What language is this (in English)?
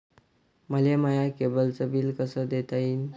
Marathi